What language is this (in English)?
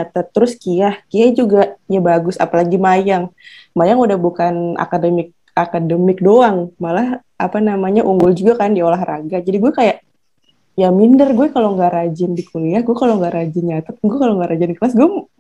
Indonesian